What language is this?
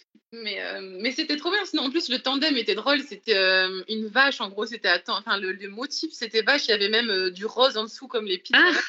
French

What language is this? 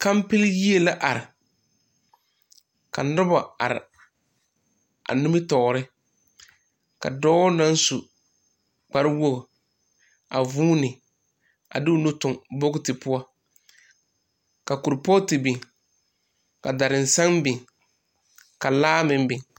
Southern Dagaare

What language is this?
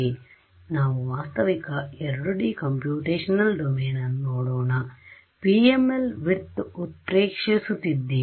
Kannada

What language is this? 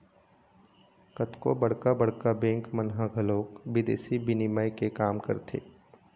Chhattisgarhi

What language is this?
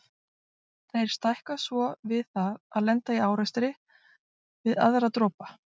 Icelandic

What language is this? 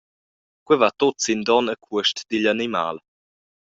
Romansh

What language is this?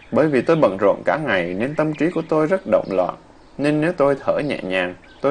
Vietnamese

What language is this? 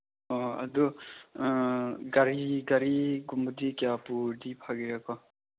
Manipuri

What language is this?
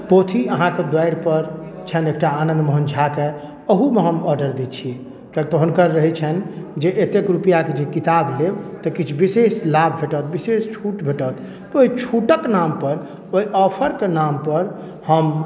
Maithili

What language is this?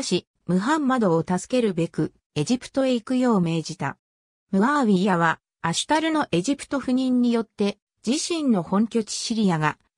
Japanese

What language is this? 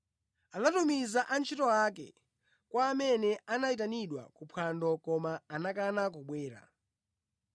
Nyanja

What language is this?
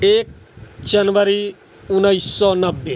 Maithili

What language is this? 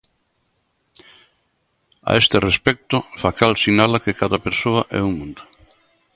Galician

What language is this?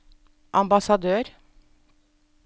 Norwegian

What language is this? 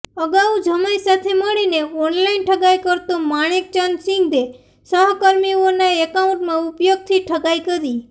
Gujarati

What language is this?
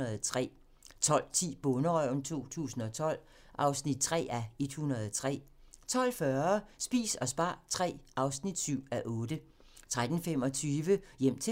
Danish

